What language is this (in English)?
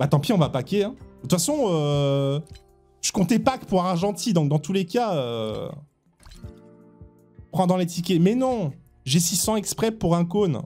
French